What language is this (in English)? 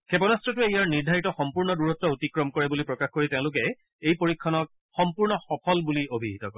Assamese